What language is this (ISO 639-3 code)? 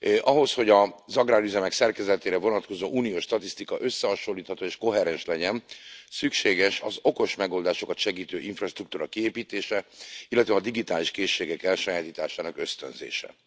hun